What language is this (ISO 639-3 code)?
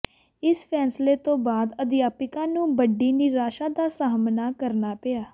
pan